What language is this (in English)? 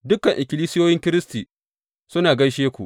Hausa